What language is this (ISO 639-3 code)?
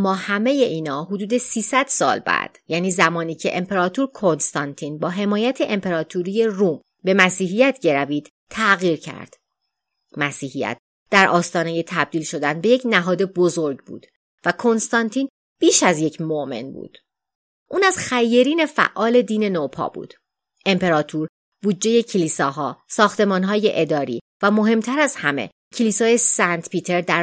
fas